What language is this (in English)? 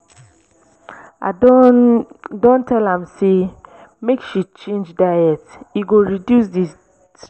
Nigerian Pidgin